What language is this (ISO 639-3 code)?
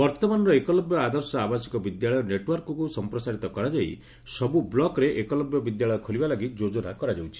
ori